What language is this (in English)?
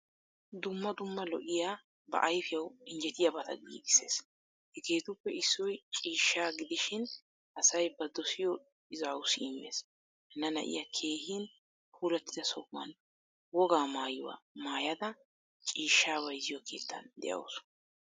Wolaytta